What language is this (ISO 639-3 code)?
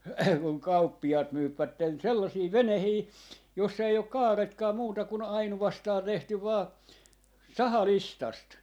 fin